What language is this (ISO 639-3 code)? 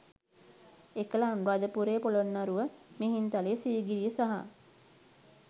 sin